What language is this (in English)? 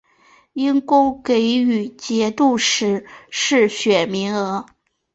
Chinese